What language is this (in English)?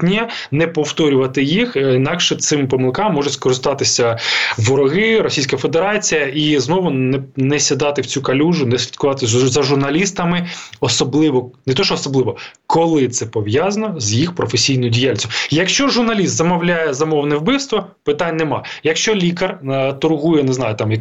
Ukrainian